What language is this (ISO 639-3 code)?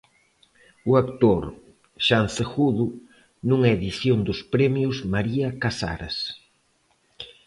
glg